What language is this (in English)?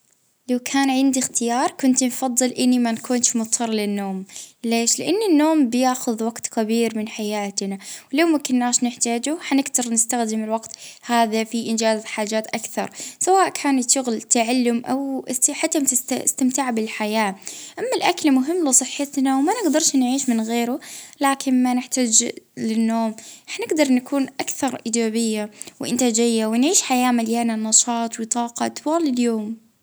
Libyan Arabic